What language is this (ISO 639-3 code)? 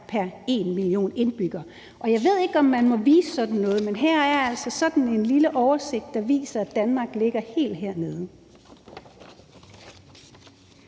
dan